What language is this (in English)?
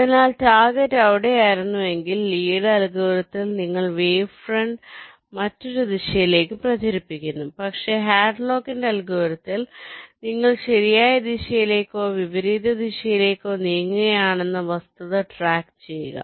Malayalam